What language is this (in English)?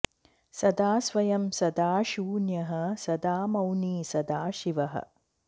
Sanskrit